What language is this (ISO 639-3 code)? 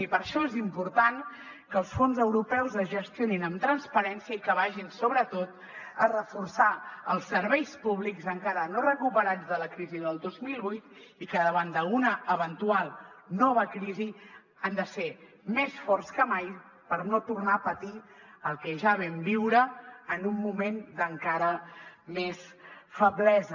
cat